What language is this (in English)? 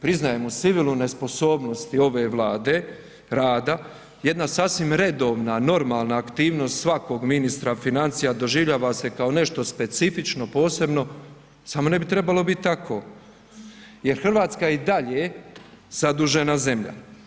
Croatian